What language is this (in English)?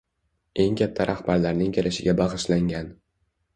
Uzbek